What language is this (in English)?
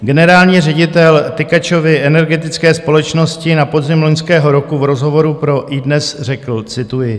Czech